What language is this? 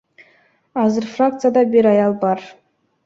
Kyrgyz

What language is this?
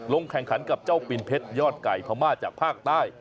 Thai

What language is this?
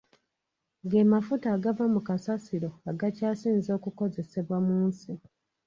Ganda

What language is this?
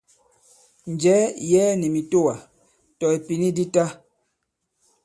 Bankon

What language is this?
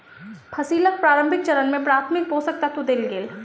Maithili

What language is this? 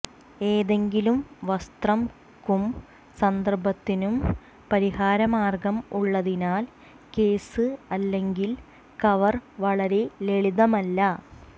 Malayalam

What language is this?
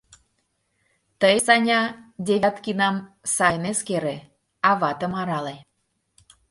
Mari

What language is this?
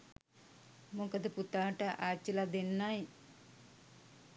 Sinhala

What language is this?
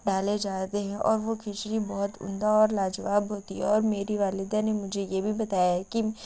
Urdu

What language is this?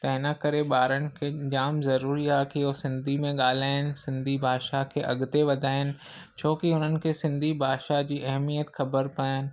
Sindhi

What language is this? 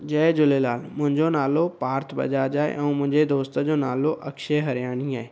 Sindhi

